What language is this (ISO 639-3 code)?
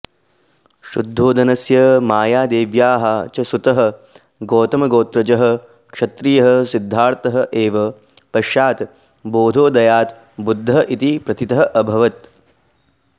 san